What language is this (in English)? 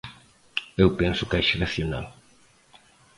Galician